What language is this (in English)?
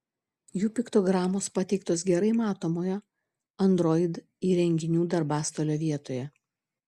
Lithuanian